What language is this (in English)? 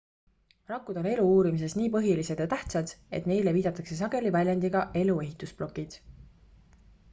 Estonian